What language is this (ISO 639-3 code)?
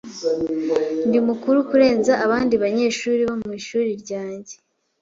kin